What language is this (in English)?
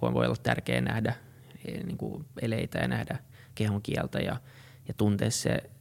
Finnish